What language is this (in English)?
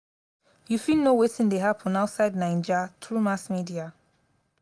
Nigerian Pidgin